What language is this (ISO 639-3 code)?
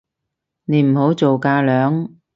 yue